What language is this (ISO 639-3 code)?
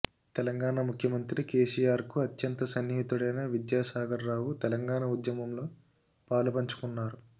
tel